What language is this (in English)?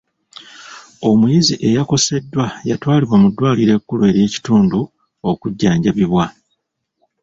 Ganda